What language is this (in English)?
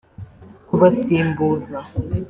Kinyarwanda